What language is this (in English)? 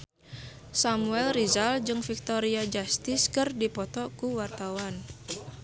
Sundanese